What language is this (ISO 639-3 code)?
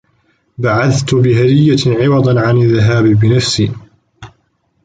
ara